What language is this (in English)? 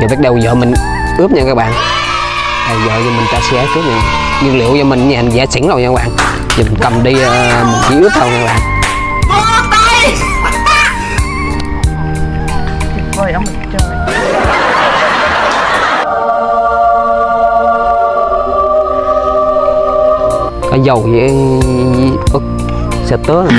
Vietnamese